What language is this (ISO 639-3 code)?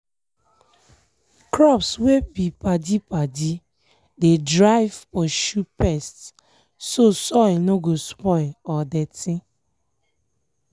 pcm